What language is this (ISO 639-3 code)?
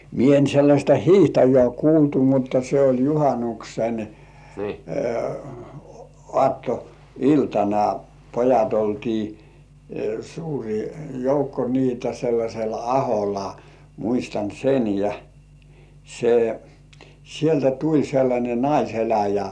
fin